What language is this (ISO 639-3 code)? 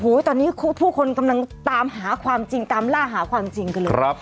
tha